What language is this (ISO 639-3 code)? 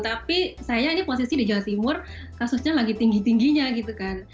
ind